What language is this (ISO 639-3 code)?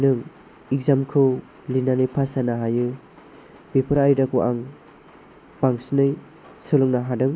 brx